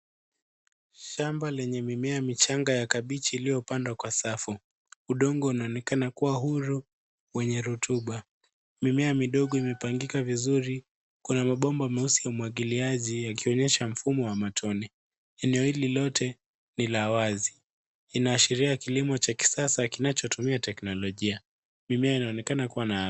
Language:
Swahili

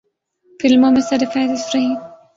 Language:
Urdu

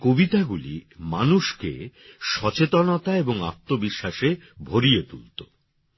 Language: Bangla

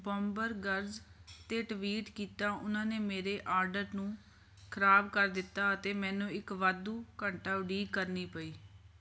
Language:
Punjabi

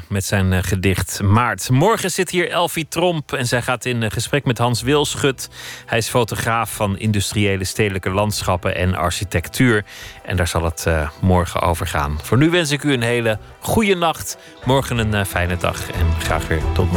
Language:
Dutch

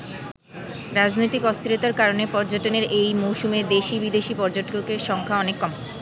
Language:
Bangla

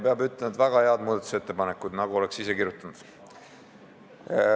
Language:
Estonian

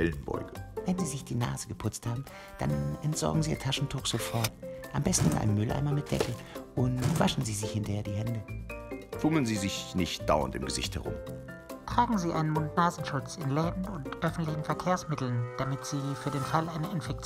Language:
German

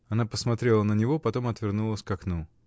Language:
Russian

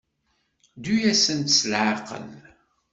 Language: Kabyle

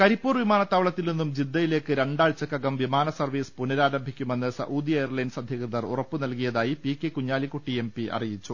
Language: Malayalam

